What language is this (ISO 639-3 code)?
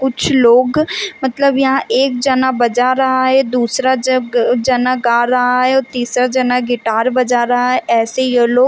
hin